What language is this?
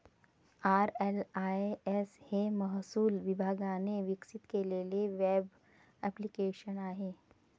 Marathi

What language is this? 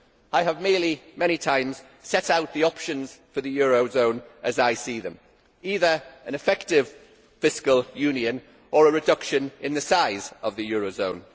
English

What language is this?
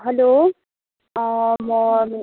Nepali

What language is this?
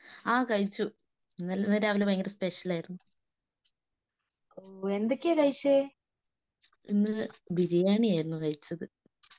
Malayalam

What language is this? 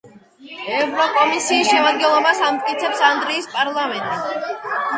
Georgian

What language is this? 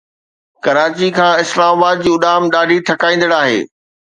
Sindhi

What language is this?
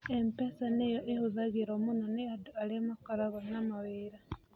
Kikuyu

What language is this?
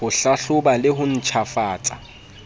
Southern Sotho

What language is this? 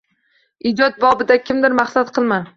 Uzbek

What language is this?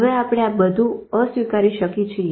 Gujarati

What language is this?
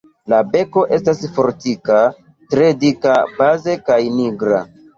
Esperanto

